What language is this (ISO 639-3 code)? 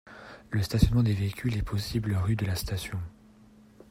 fra